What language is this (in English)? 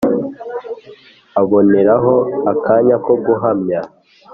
Kinyarwanda